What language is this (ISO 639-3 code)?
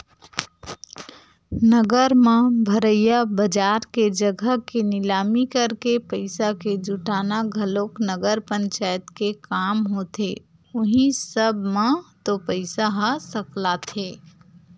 hne